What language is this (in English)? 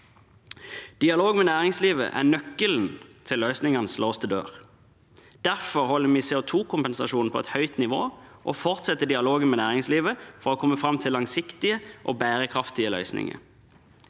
Norwegian